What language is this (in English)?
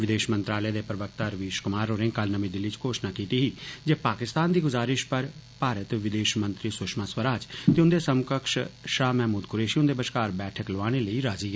Dogri